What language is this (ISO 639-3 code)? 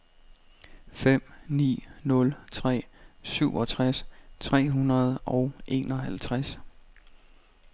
dan